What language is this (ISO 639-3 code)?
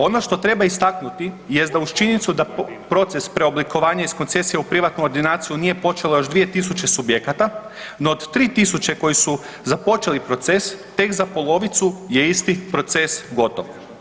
hrv